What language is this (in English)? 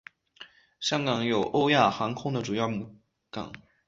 Chinese